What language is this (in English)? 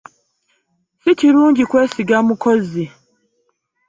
Ganda